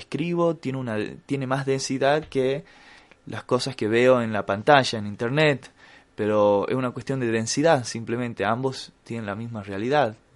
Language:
Spanish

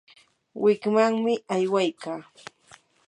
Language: Yanahuanca Pasco Quechua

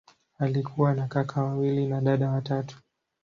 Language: Swahili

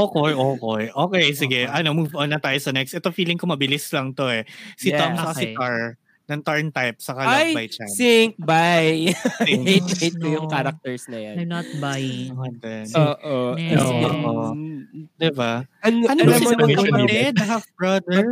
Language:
Filipino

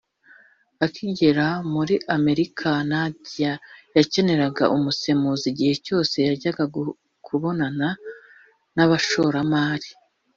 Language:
Kinyarwanda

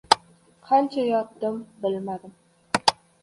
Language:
Uzbek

